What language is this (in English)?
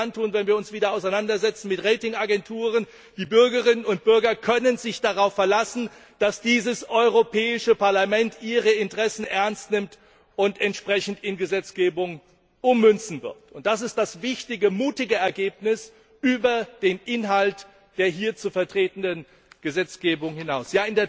German